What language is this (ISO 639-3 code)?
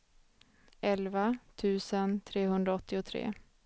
swe